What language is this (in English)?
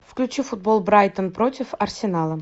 Russian